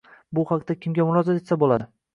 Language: Uzbek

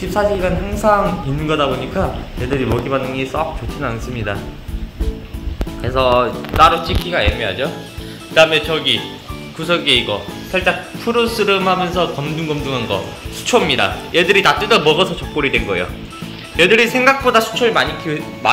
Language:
Korean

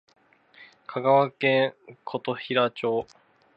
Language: Japanese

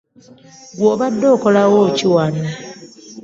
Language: Ganda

